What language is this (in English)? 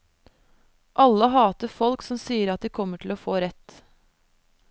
Norwegian